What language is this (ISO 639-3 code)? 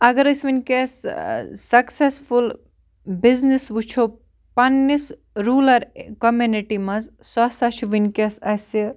kas